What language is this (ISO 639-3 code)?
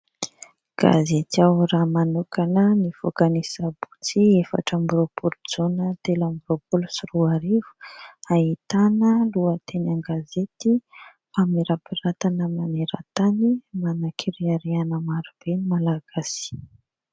mlg